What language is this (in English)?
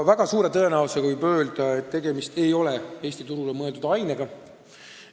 Estonian